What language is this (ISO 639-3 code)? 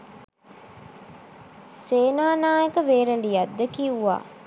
sin